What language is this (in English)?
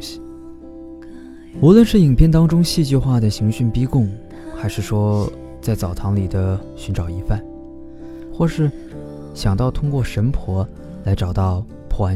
Chinese